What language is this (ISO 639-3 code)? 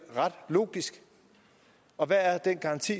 dan